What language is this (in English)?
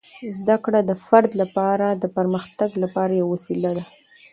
Pashto